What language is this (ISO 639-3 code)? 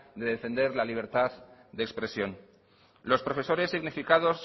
spa